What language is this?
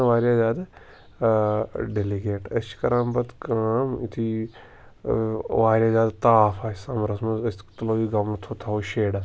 Kashmiri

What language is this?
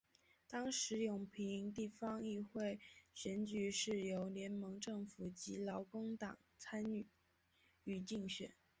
Chinese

